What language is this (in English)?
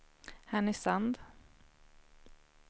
Swedish